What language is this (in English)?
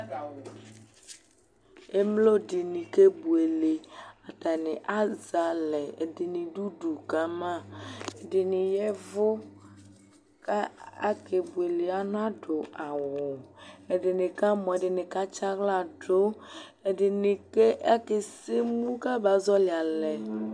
Ikposo